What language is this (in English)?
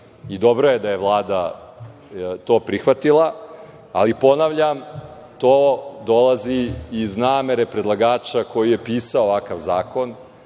Serbian